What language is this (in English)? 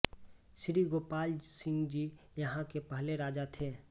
Hindi